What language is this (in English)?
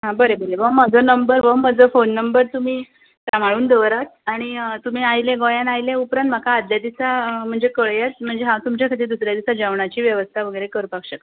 Konkani